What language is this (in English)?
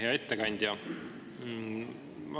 Estonian